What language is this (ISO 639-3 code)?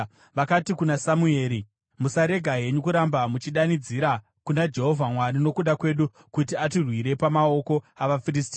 sna